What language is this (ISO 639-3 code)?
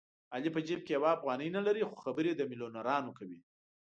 pus